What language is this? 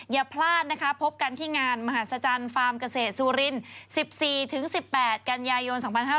Thai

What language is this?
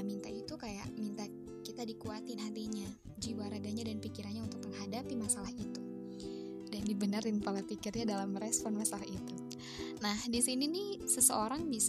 Indonesian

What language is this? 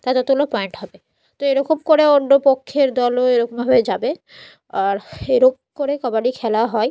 Bangla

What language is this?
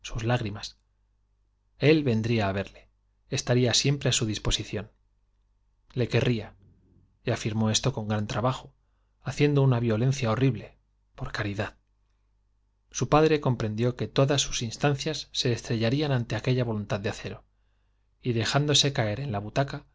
Spanish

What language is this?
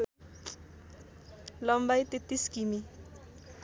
Nepali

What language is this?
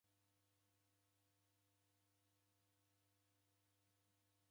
Taita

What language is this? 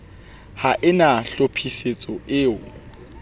Southern Sotho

